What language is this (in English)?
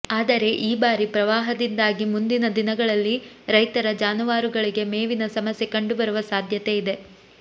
Kannada